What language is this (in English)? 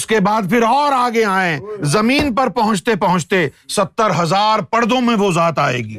Urdu